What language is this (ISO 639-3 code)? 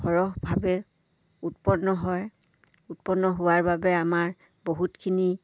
asm